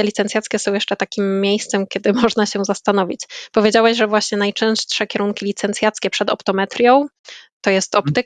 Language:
Polish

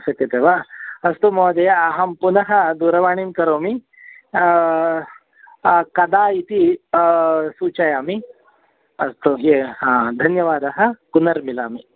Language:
Sanskrit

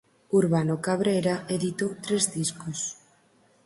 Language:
Galician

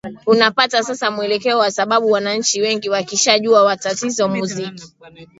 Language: Swahili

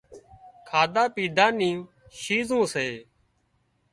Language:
Wadiyara Koli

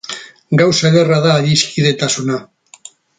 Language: Basque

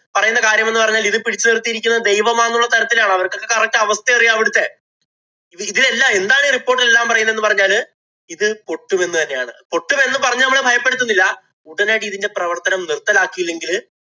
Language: Malayalam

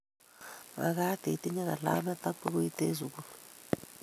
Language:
Kalenjin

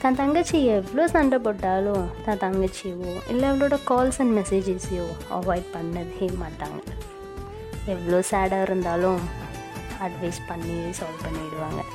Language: Tamil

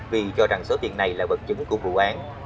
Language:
Vietnamese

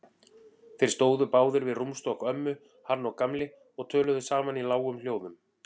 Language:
Icelandic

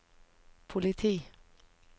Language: Norwegian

